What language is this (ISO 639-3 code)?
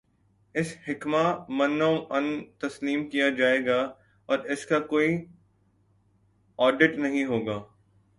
urd